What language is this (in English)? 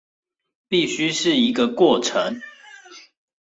Chinese